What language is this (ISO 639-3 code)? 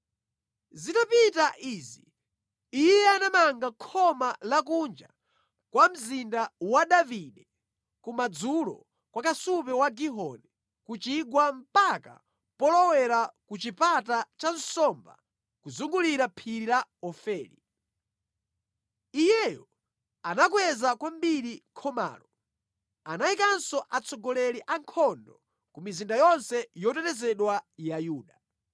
nya